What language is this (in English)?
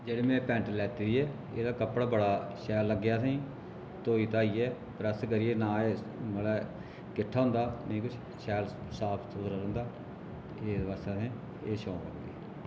Dogri